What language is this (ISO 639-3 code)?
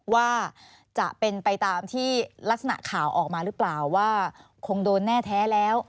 tha